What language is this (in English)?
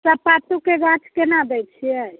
Maithili